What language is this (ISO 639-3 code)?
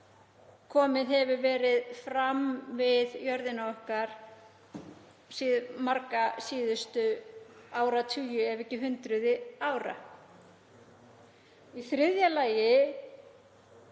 isl